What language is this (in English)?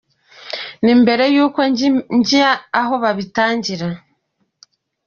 Kinyarwanda